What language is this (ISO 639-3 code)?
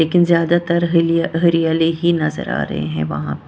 hin